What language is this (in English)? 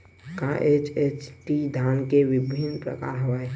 Chhattisgarhi